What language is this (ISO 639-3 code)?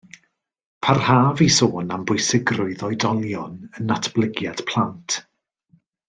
cym